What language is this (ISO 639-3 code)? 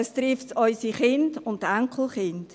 gsw